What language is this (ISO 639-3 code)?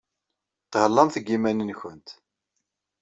kab